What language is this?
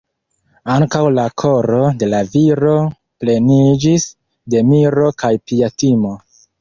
Esperanto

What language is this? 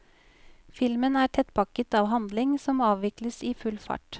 Norwegian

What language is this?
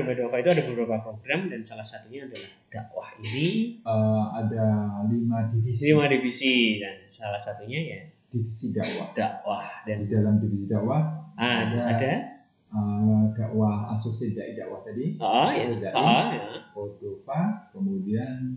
Indonesian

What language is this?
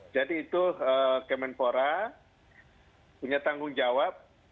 Indonesian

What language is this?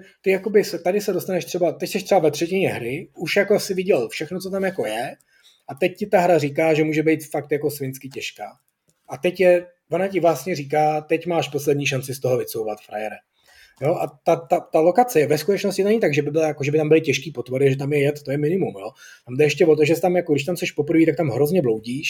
Czech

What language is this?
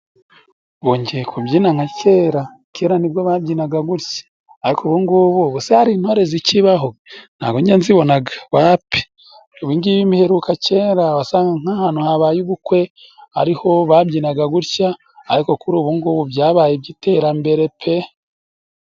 Kinyarwanda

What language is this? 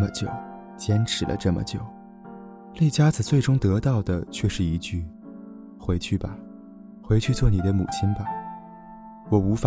Chinese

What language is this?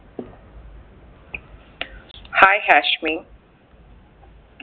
Malayalam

